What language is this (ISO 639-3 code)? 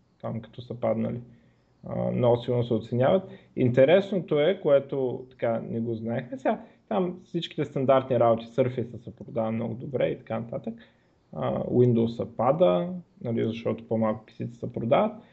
bul